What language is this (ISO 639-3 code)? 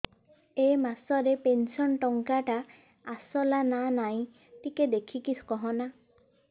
ori